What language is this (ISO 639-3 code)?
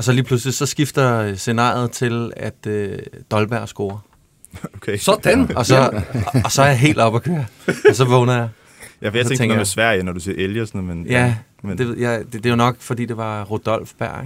dan